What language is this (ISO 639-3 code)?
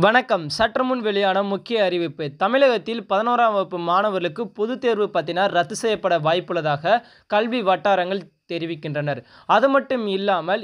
ron